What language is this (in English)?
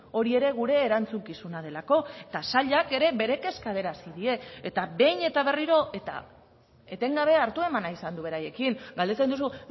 Basque